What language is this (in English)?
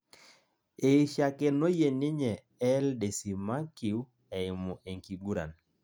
Masai